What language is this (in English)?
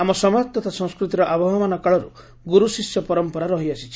Odia